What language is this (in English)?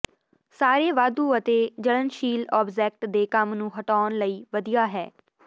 Punjabi